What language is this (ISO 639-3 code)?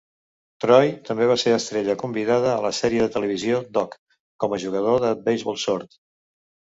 cat